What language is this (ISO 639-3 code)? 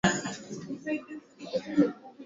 swa